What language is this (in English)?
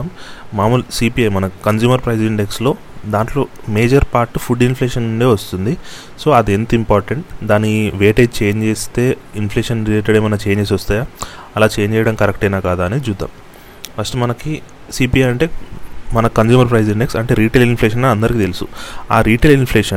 Telugu